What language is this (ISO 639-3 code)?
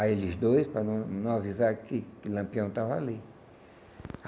por